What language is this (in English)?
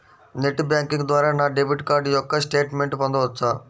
Telugu